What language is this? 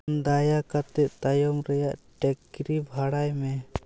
Santali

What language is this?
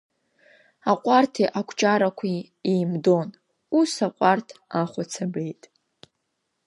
Abkhazian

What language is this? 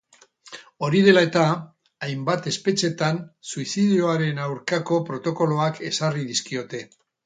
Basque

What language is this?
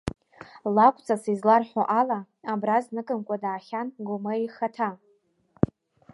Abkhazian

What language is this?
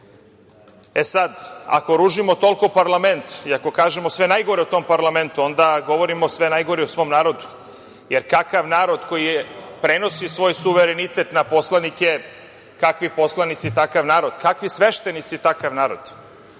Serbian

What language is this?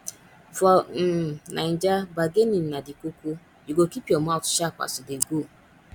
Nigerian Pidgin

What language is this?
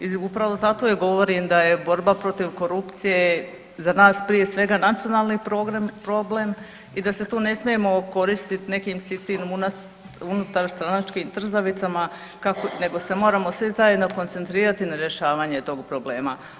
Croatian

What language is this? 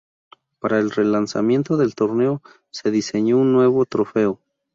Spanish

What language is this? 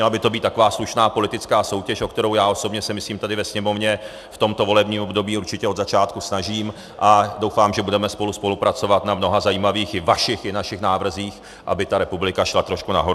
Czech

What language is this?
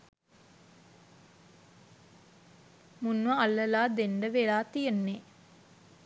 Sinhala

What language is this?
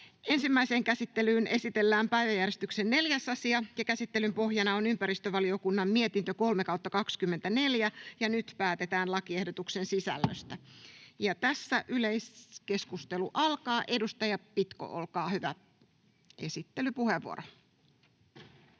Finnish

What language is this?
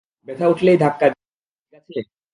Bangla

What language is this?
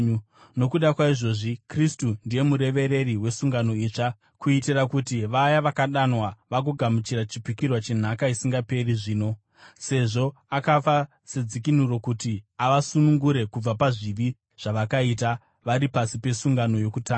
Shona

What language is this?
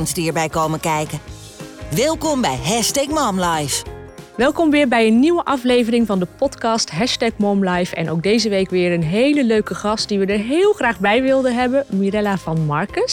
Dutch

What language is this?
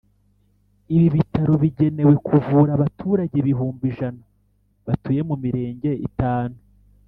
Kinyarwanda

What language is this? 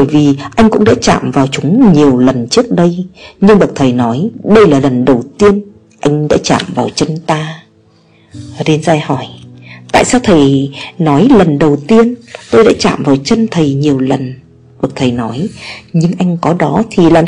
Vietnamese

